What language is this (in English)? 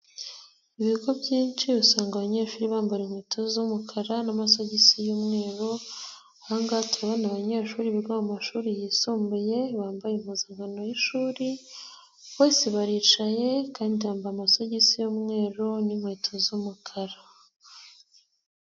Kinyarwanda